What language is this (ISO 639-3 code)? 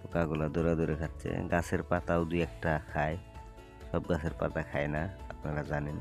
hin